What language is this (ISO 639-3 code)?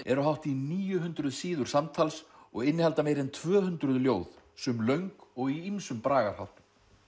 isl